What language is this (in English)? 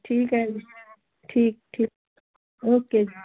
Punjabi